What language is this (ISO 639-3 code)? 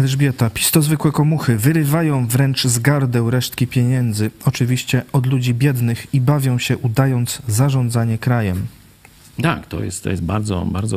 pol